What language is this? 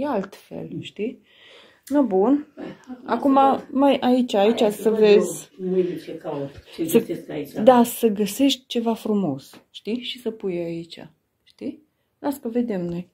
Romanian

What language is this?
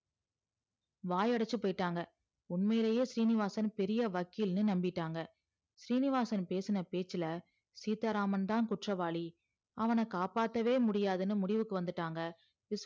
Tamil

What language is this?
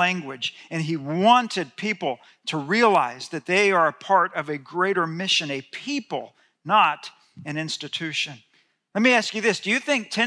English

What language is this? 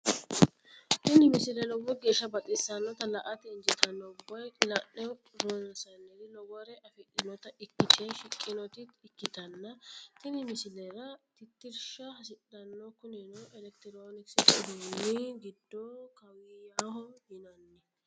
Sidamo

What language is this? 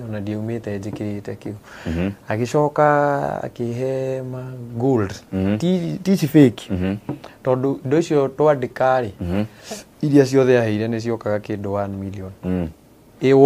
Swahili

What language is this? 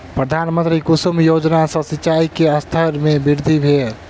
Maithili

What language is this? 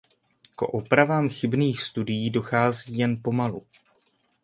Czech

